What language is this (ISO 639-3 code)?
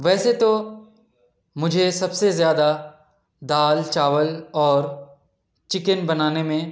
urd